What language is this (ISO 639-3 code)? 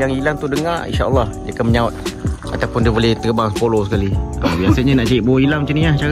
msa